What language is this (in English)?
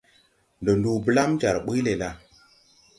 Tupuri